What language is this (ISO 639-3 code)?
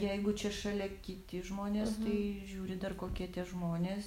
lit